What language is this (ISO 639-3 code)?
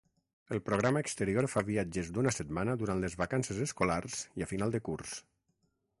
cat